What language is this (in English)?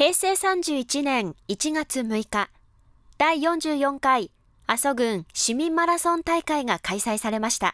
Japanese